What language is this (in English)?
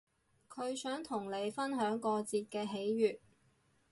Cantonese